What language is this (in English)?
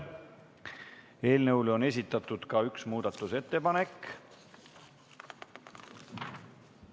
Estonian